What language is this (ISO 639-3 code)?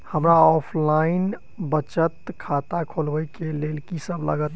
mai